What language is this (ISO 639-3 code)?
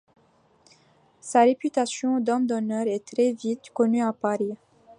fra